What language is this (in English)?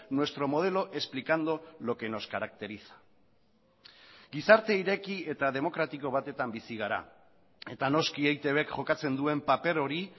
Basque